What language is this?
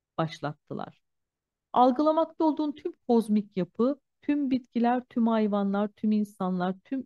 Turkish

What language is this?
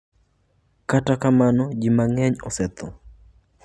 Luo (Kenya and Tanzania)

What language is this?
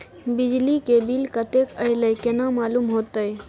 Maithili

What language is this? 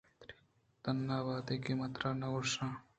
Eastern Balochi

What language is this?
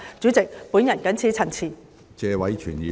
Cantonese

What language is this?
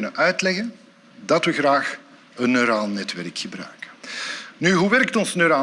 Dutch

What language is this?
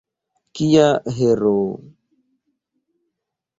Esperanto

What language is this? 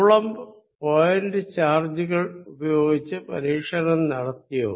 Malayalam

